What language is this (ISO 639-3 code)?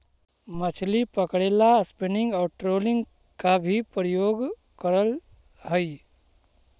mag